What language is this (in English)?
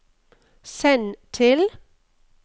Norwegian